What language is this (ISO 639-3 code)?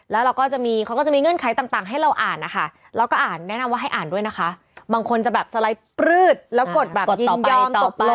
tha